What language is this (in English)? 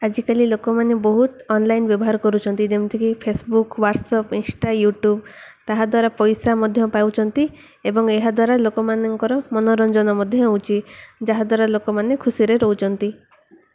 Odia